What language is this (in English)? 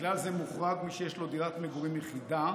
Hebrew